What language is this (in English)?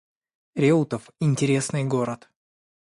Russian